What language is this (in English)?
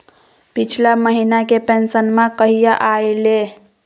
Magahi